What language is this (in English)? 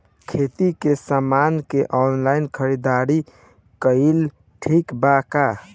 Bhojpuri